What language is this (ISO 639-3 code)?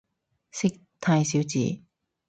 yue